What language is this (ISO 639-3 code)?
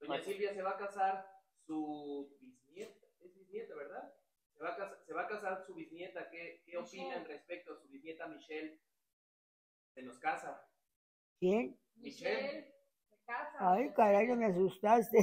spa